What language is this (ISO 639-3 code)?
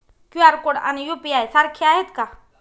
mar